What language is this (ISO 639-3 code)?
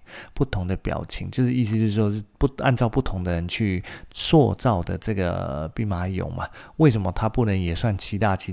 zho